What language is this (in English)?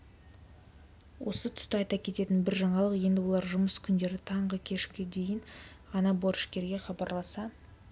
Kazakh